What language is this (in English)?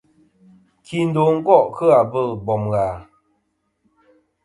Kom